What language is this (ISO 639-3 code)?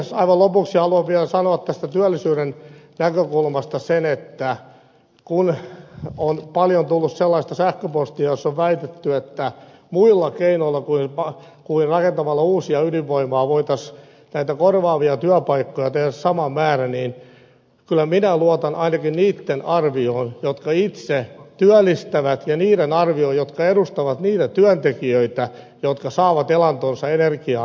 fin